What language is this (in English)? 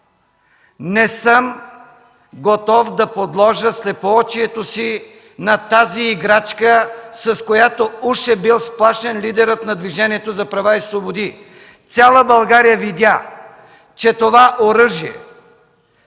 Bulgarian